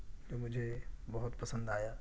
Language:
Urdu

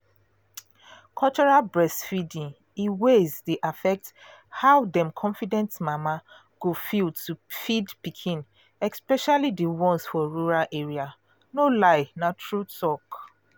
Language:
Nigerian Pidgin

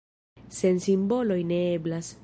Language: Esperanto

